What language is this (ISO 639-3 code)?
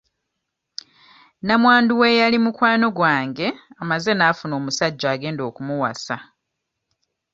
lug